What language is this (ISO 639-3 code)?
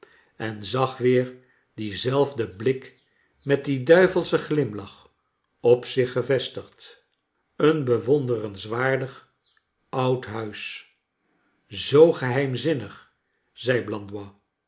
nld